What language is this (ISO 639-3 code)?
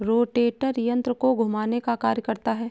hin